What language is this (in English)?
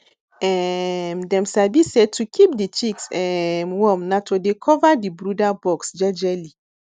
Nigerian Pidgin